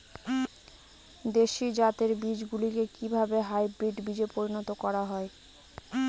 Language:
Bangla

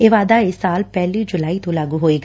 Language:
Punjabi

